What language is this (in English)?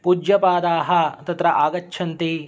Sanskrit